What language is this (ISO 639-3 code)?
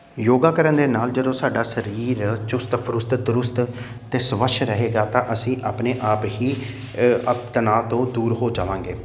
pan